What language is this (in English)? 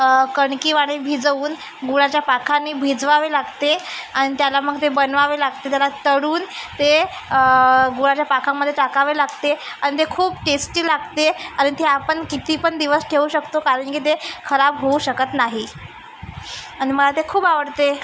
Marathi